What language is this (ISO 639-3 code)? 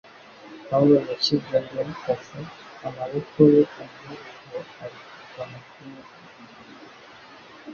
kin